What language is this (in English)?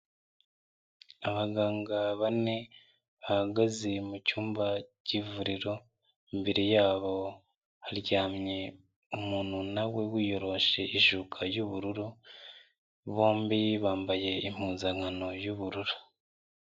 Kinyarwanda